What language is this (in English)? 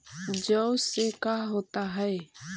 Magahi